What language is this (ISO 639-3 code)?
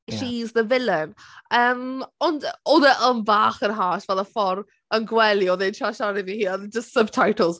cym